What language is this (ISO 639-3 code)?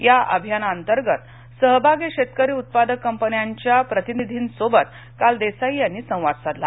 mar